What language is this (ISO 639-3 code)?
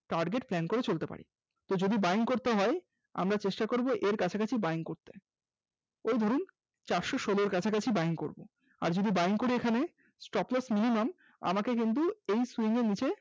ben